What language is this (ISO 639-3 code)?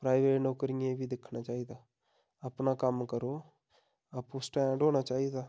doi